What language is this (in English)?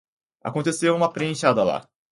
Portuguese